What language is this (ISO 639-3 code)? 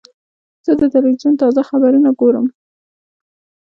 pus